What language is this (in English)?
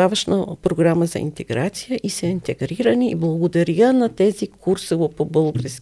Bulgarian